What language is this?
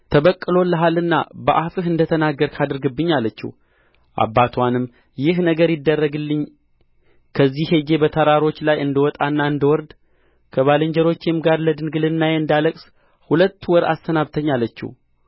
Amharic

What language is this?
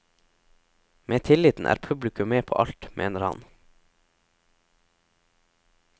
Norwegian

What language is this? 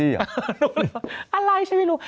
Thai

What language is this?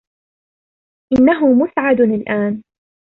Arabic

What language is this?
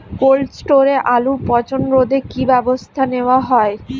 Bangla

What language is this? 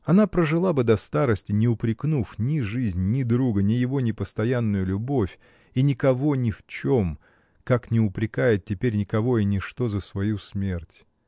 Russian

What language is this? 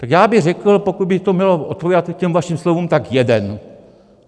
Czech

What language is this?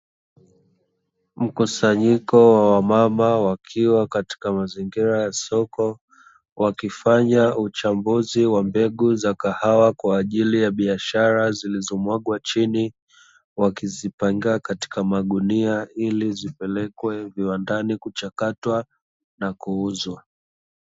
Swahili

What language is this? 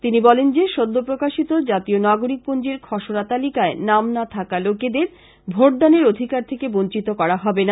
Bangla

